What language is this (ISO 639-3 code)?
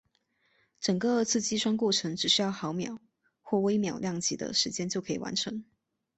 zho